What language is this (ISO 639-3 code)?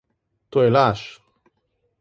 slv